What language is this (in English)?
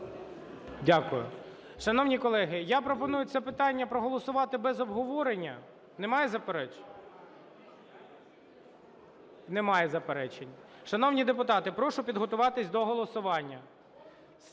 Ukrainian